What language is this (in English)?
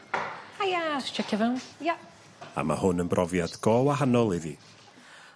Welsh